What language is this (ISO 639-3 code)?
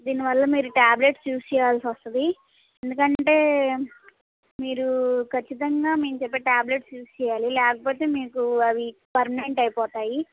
tel